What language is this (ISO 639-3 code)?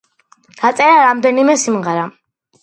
kat